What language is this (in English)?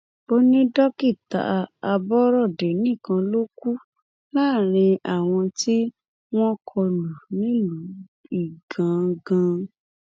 Yoruba